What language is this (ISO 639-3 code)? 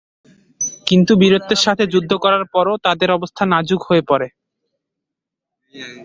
ben